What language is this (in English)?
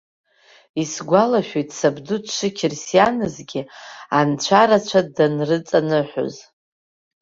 Abkhazian